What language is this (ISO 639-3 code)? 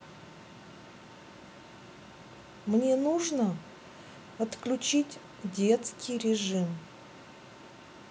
rus